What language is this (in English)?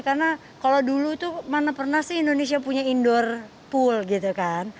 Indonesian